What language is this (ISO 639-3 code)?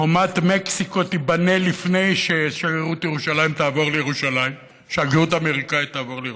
heb